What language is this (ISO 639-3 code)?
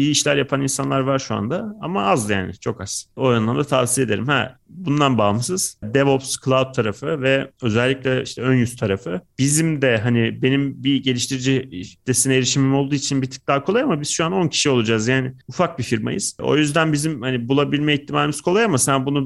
tur